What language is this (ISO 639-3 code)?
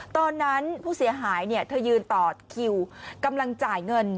tha